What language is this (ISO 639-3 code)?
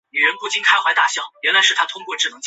zho